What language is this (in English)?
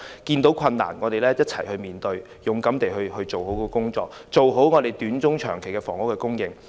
Cantonese